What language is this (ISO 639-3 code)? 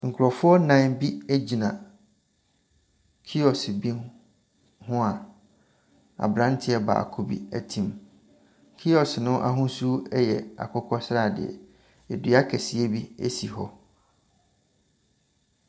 aka